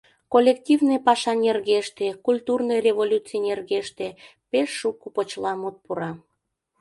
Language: Mari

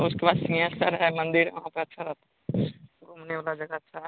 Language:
Hindi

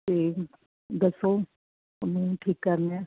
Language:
Punjabi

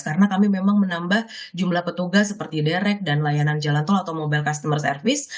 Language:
Indonesian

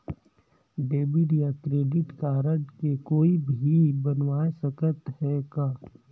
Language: Chhattisgarhi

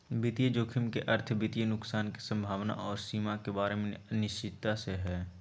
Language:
Magahi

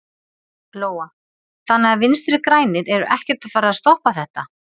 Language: Icelandic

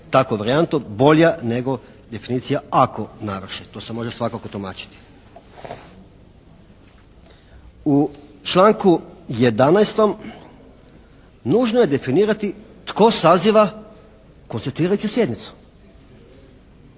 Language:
Croatian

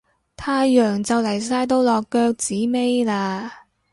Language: Cantonese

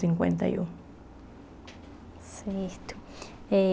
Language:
Portuguese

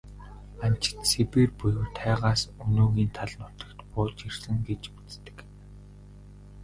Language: Mongolian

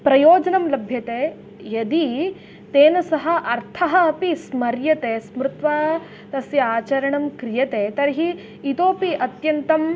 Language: Sanskrit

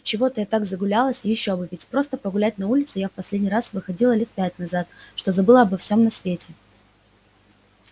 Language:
Russian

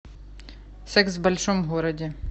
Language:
Russian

